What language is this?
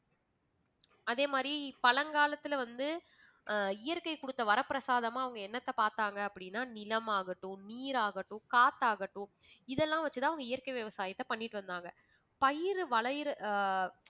Tamil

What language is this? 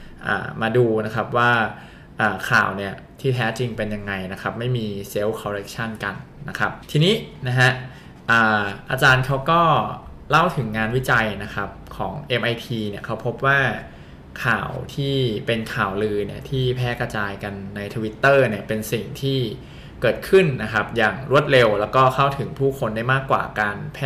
Thai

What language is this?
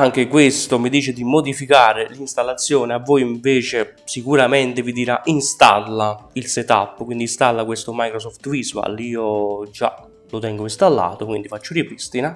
Italian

